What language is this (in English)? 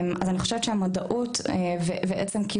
Hebrew